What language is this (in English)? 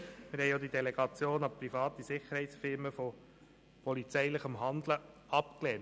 Swiss German